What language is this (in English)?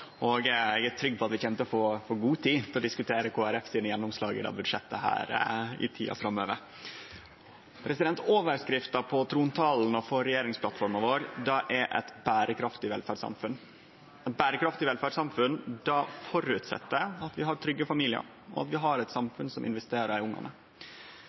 Norwegian Nynorsk